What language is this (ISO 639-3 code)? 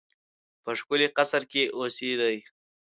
pus